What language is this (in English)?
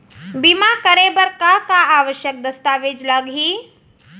Chhattisgarhi